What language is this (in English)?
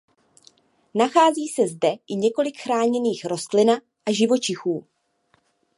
Czech